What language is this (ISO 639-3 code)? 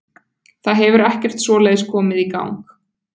isl